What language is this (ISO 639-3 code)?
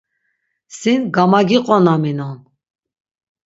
lzz